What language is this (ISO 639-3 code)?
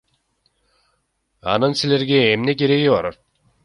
kir